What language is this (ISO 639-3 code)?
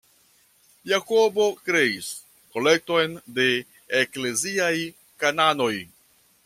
epo